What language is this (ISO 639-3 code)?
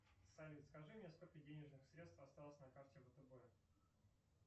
rus